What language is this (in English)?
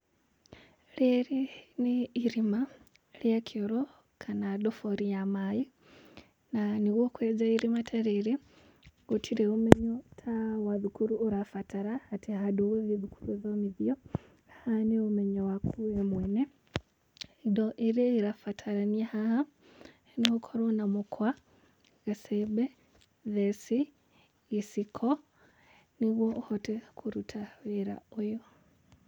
Kikuyu